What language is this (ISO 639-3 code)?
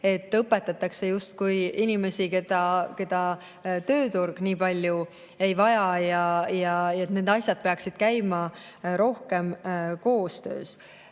est